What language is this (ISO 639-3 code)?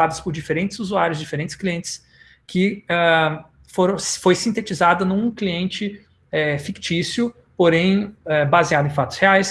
por